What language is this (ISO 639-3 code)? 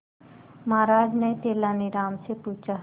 hin